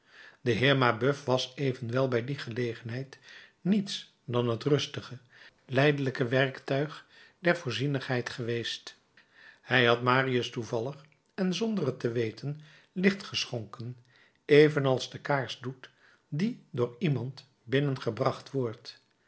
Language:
Dutch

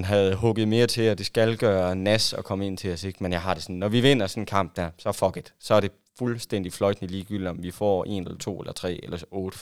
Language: Danish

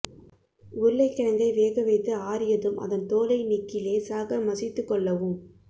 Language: Tamil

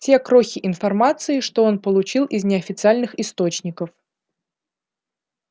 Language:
Russian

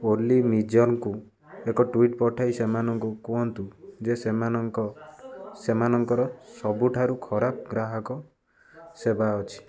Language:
Odia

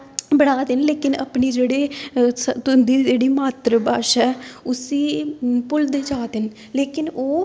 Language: Dogri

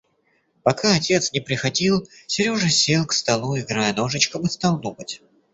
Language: Russian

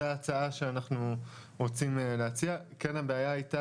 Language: Hebrew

